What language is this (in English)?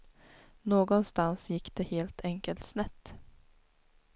Swedish